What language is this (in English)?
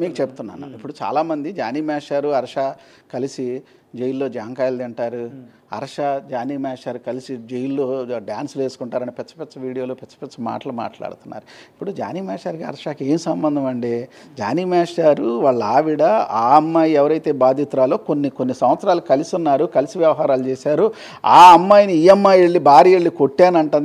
Telugu